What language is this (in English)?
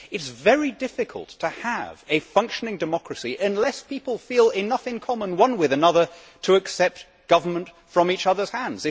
English